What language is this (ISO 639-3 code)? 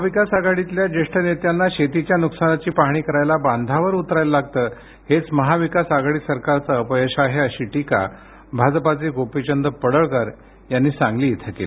mar